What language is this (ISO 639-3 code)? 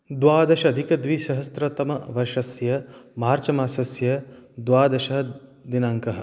san